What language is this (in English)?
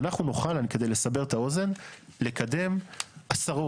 Hebrew